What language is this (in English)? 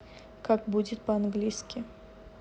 Russian